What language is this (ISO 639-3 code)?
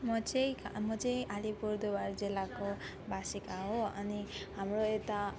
nep